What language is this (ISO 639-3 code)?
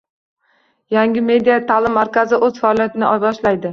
uzb